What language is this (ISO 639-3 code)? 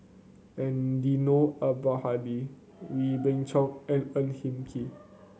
eng